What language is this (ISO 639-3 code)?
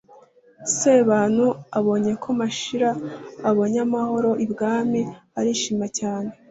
kin